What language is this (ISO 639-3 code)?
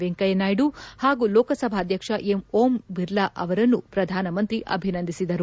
kan